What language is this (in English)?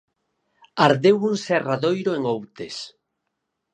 Galician